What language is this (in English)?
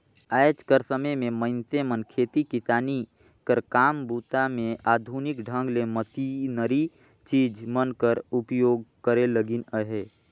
Chhattisgarhi